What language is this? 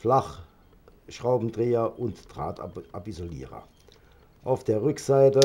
German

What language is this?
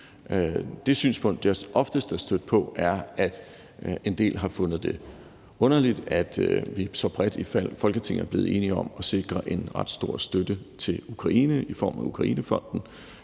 Danish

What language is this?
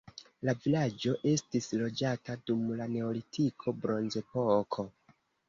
Esperanto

